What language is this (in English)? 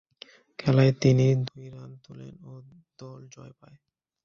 Bangla